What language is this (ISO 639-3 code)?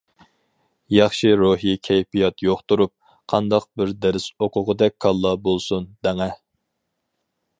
uig